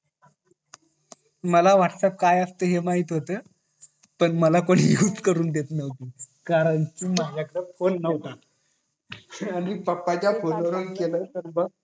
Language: Marathi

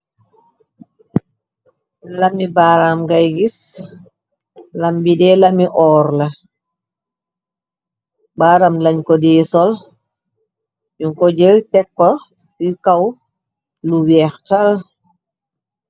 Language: Wolof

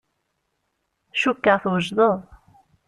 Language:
Kabyle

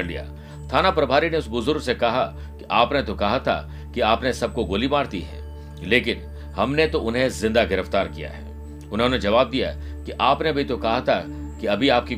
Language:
Hindi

